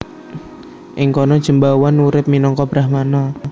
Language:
Javanese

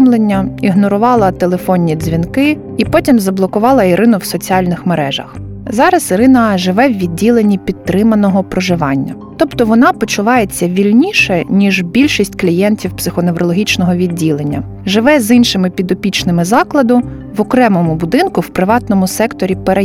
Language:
Ukrainian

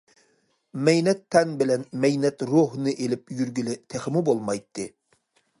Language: Uyghur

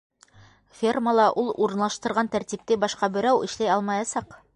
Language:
Bashkir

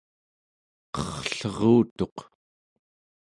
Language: Central Yupik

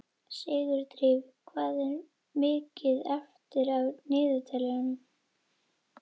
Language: Icelandic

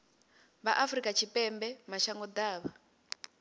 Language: Venda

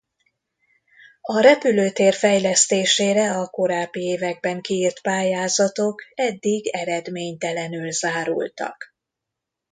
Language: Hungarian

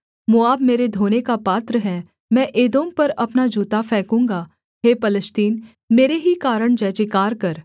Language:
Hindi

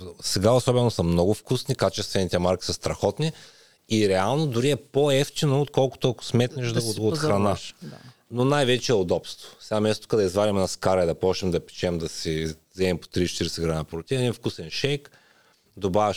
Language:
Bulgarian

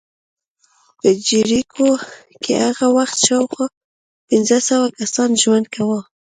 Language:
Pashto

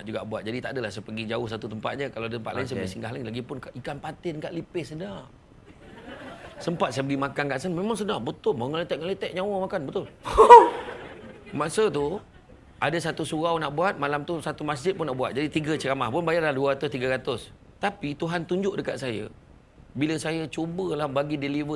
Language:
Malay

